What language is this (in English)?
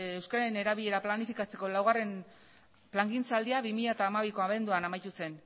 Basque